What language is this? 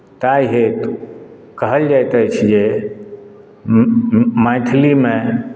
Maithili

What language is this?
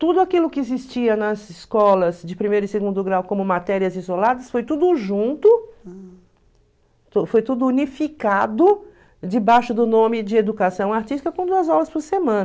Portuguese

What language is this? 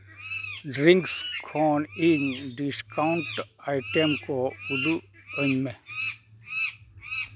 Santali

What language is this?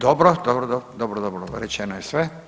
Croatian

